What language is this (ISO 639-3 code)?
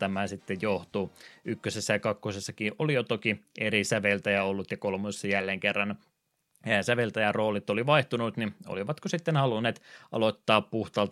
fin